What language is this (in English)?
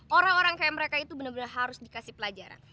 Indonesian